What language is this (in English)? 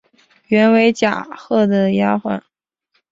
Chinese